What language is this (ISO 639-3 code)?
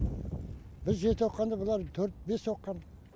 kaz